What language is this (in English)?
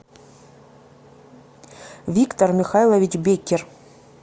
Russian